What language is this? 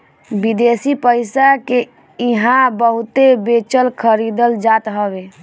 Bhojpuri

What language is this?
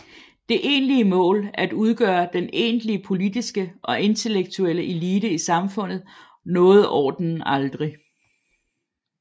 Danish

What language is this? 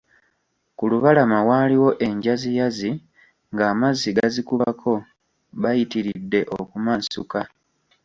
Ganda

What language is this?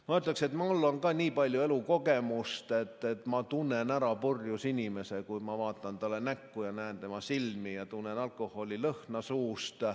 Estonian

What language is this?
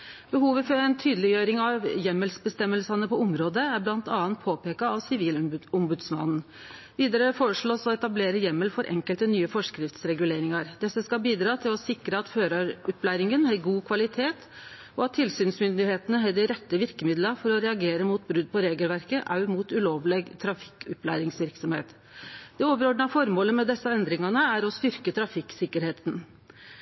Norwegian Nynorsk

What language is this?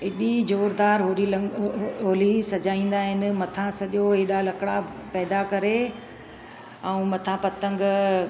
Sindhi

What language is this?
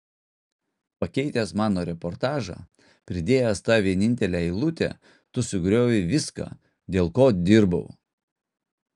Lithuanian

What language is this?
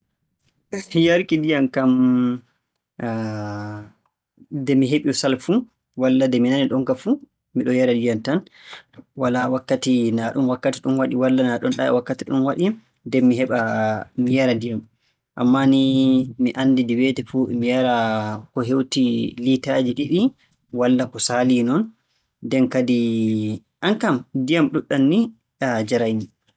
Borgu Fulfulde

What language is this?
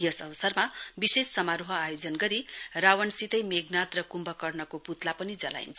Nepali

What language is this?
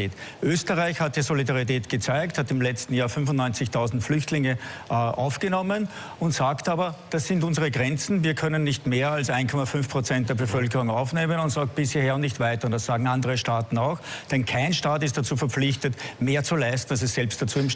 German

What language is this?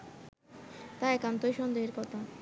Bangla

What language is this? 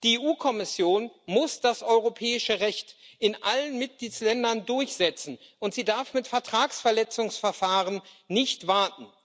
German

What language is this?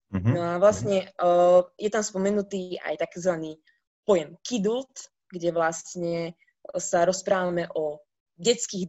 Slovak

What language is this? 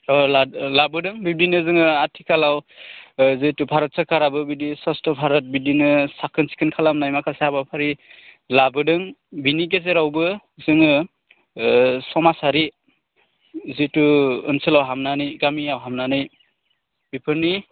Bodo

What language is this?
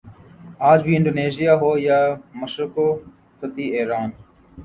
Urdu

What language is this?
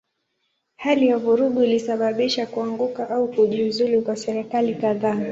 Swahili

